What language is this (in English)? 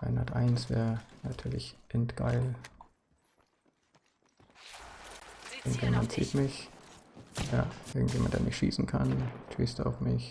German